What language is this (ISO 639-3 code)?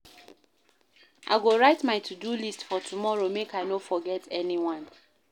pcm